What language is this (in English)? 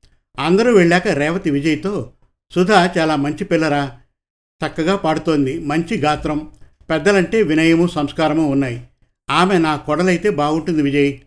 Telugu